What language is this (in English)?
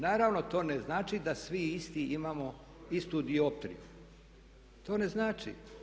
Croatian